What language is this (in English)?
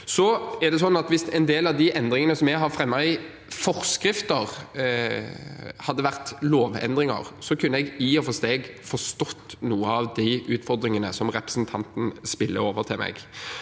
Norwegian